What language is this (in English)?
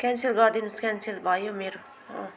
Nepali